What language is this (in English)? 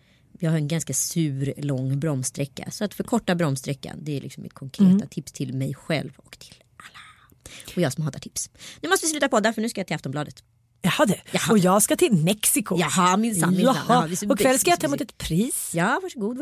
Swedish